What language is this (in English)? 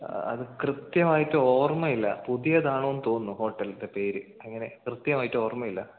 Malayalam